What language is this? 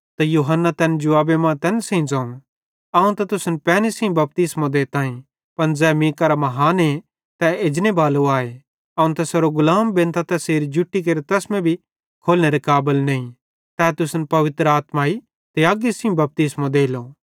Bhadrawahi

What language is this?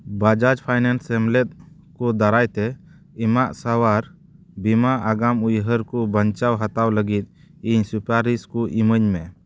Santali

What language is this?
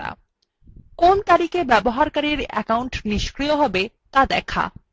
Bangla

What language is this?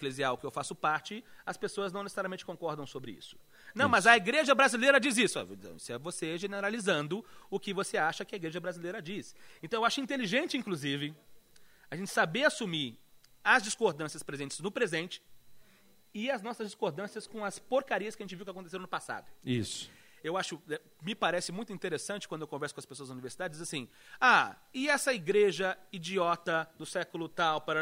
Portuguese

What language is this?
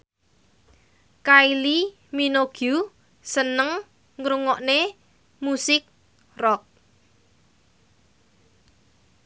Javanese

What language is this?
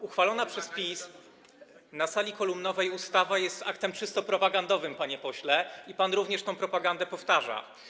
Polish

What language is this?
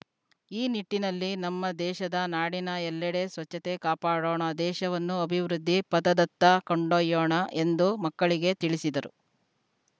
Kannada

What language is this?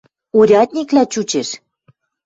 Western Mari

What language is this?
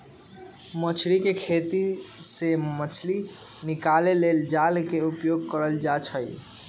Magahi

